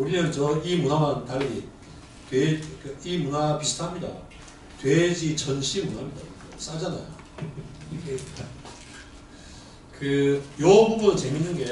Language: Korean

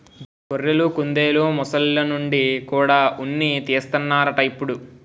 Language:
Telugu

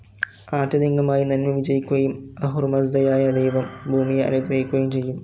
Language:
Malayalam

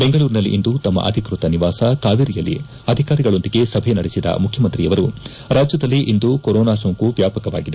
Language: Kannada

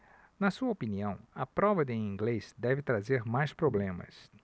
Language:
Portuguese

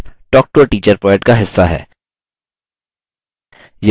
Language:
Hindi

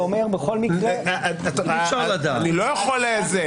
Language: Hebrew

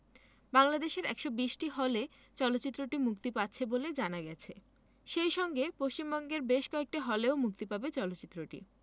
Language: Bangla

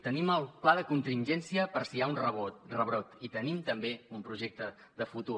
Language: Catalan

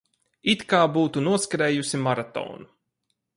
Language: Latvian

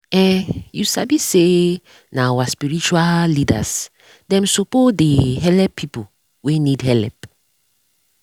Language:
Nigerian Pidgin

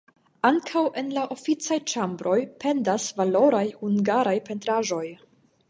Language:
Esperanto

